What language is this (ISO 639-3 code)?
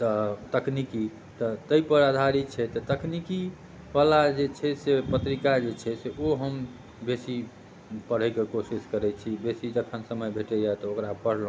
mai